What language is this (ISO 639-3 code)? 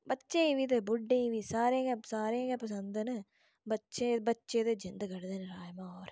doi